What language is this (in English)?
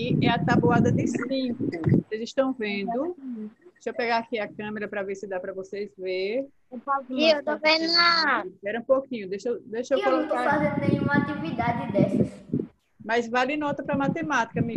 Portuguese